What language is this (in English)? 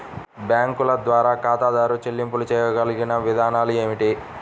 Telugu